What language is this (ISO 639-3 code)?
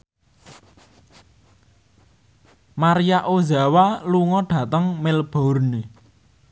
jav